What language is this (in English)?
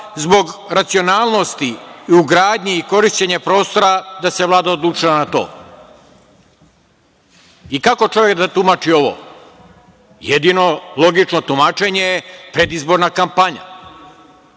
Serbian